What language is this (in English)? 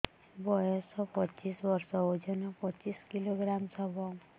Odia